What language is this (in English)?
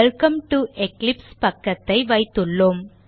Tamil